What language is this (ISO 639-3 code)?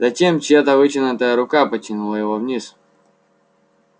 rus